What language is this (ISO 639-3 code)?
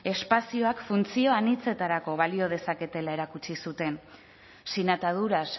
eus